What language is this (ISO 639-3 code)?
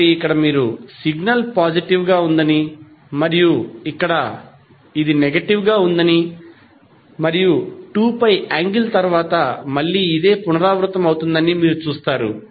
tel